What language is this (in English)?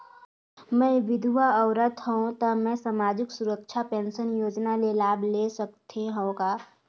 Chhattisgarhi